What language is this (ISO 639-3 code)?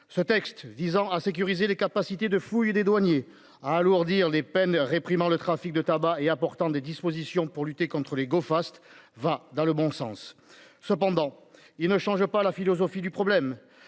fra